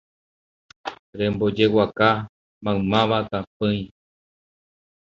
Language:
Guarani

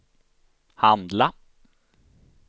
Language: Swedish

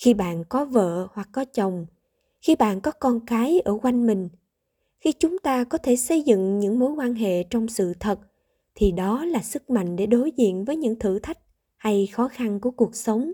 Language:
Vietnamese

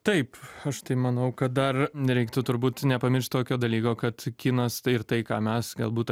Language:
Lithuanian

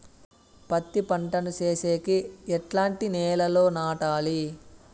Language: Telugu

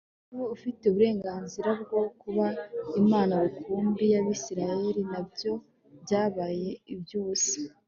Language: Kinyarwanda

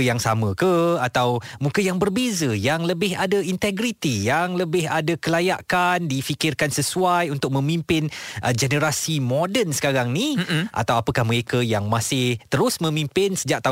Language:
Malay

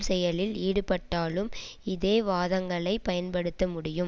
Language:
Tamil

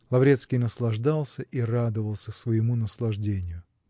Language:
Russian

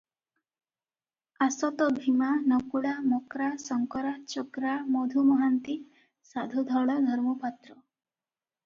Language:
Odia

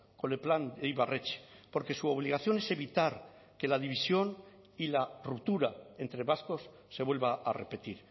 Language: Spanish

